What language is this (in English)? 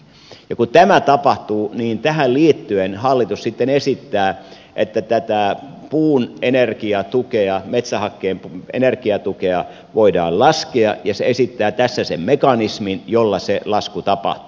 Finnish